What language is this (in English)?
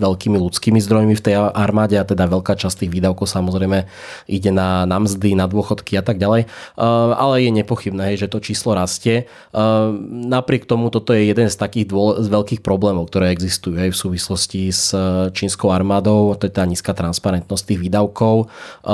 Slovak